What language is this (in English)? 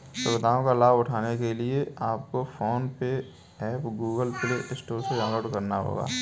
Hindi